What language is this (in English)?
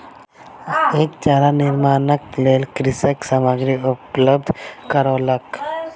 Maithili